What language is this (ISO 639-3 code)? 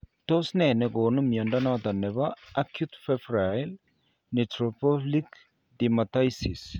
kln